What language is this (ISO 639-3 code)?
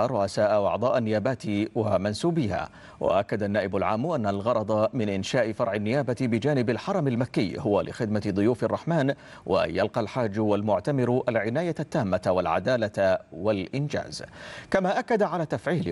ara